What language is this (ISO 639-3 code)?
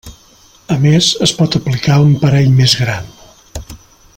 cat